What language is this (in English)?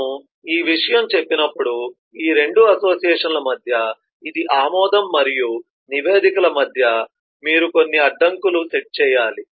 Telugu